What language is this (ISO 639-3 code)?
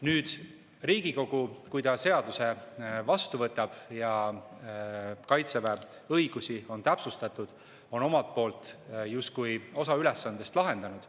est